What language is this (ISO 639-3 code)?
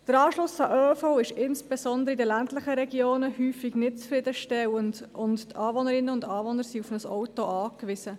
gsw